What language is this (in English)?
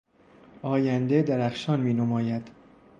Persian